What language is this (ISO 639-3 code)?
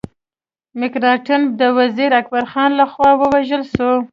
pus